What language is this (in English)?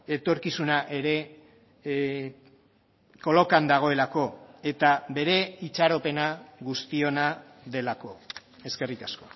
Basque